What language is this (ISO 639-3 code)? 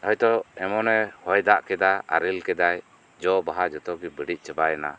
sat